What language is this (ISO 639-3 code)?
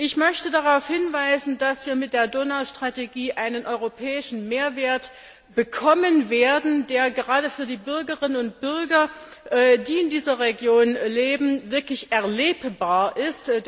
deu